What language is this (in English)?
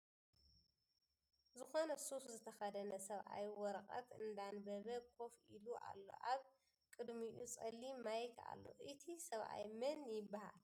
Tigrinya